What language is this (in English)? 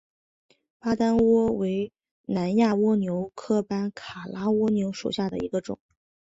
Chinese